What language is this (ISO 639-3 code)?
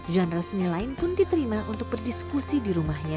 ind